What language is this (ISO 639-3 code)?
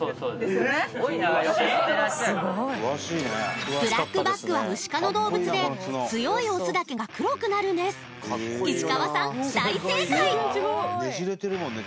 jpn